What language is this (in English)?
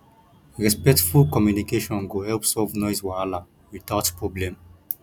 Nigerian Pidgin